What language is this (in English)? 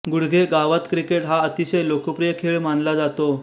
Marathi